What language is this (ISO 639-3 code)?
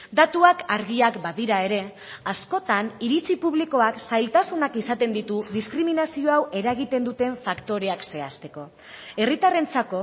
eus